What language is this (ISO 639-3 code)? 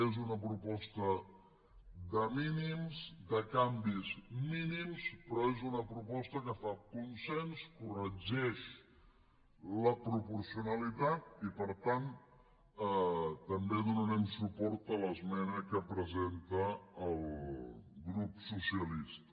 cat